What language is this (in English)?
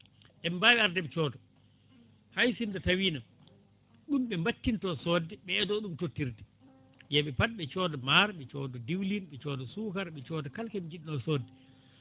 Fula